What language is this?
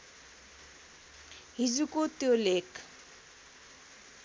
Nepali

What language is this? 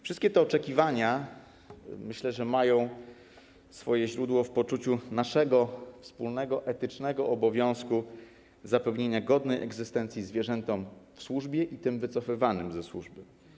Polish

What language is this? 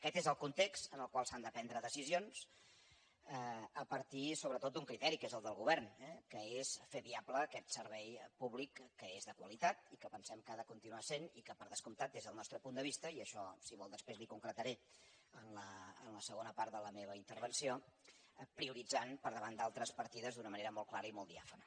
Catalan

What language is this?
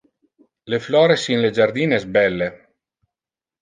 Interlingua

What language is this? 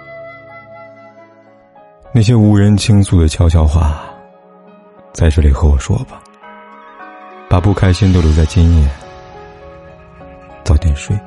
Chinese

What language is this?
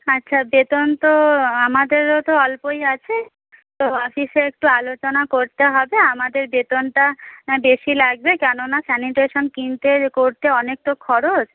Bangla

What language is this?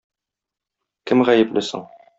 Tatar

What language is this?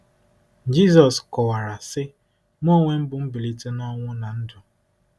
Igbo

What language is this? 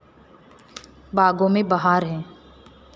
Marathi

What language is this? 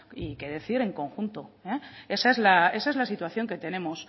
Spanish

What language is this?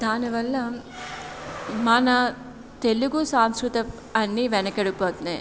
Telugu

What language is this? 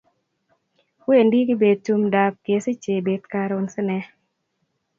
Kalenjin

